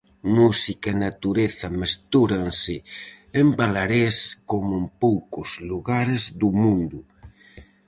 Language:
Galician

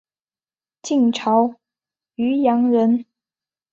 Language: Chinese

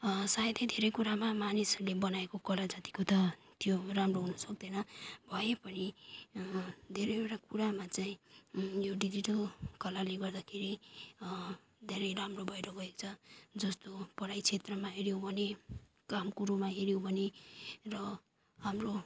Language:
Nepali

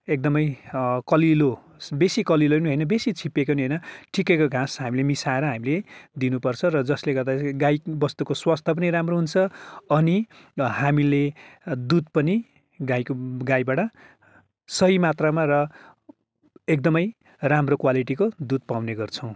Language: Nepali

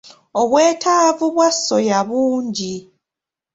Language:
Ganda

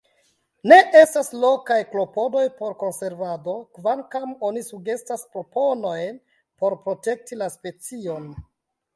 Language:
Esperanto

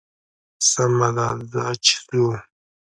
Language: Pashto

